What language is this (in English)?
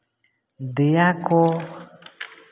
Santali